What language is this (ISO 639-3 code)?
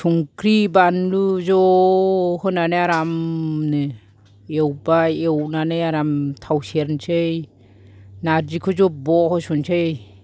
brx